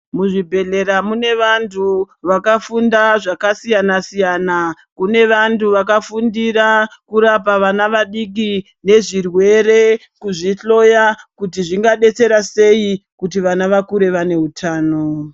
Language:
Ndau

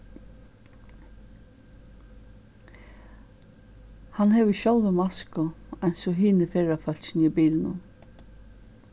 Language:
Faroese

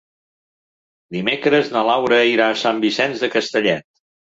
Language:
Catalan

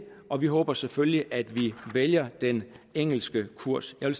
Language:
Danish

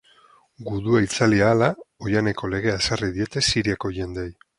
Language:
Basque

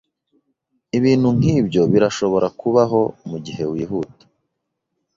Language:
Kinyarwanda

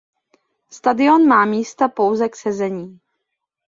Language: Czech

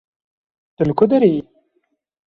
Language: Kurdish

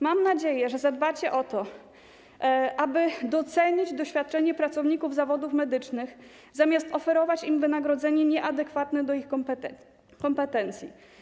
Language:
Polish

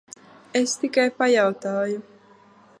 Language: Latvian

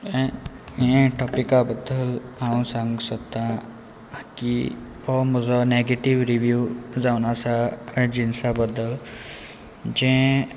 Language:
Konkani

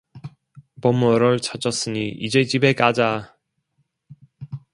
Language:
Korean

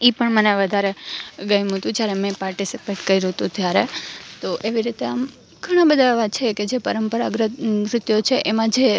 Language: Gujarati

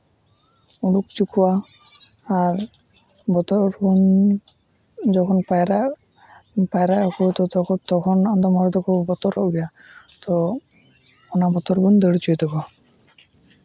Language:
Santali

